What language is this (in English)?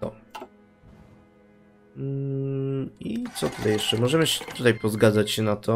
Polish